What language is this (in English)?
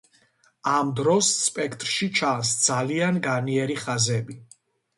Georgian